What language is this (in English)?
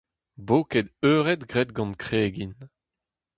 Breton